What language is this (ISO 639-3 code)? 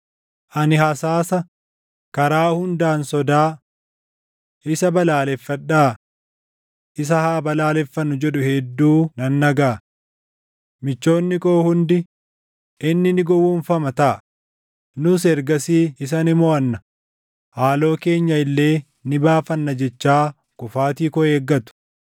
orm